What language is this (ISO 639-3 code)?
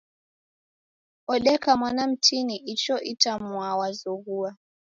dav